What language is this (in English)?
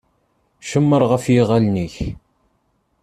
Kabyle